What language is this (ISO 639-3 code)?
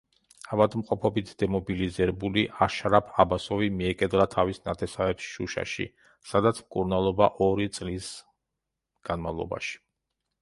kat